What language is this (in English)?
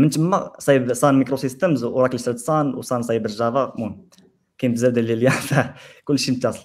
Arabic